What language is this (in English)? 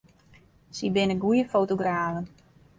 Western Frisian